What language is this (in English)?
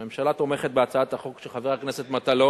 Hebrew